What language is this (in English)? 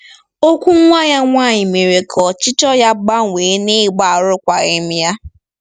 Igbo